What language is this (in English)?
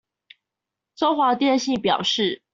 Chinese